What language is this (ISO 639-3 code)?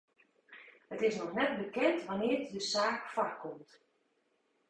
fry